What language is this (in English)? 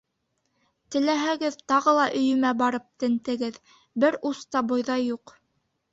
Bashkir